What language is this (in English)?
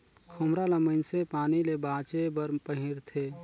Chhattisgarhi